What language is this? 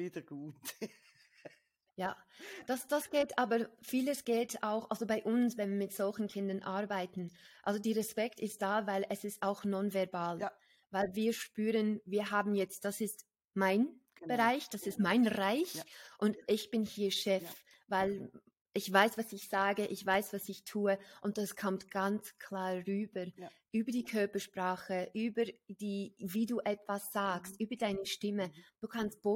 German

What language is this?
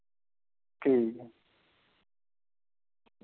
Dogri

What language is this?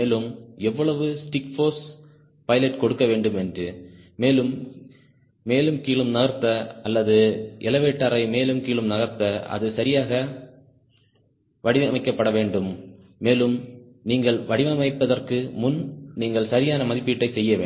Tamil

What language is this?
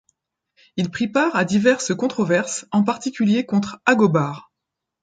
French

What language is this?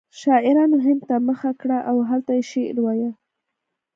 Pashto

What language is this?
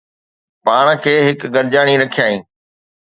Sindhi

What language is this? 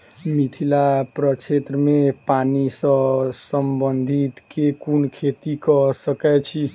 Maithili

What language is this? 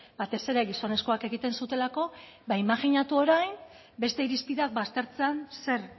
Basque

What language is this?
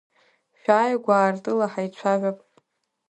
Abkhazian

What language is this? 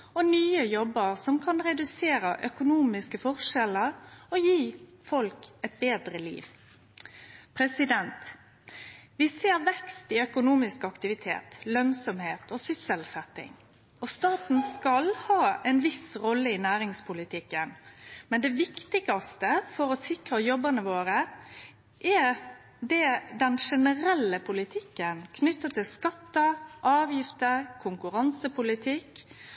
Norwegian Nynorsk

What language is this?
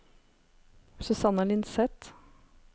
Norwegian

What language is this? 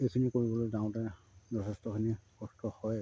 Assamese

